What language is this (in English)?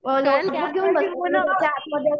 Marathi